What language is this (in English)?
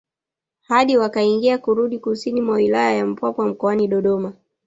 Swahili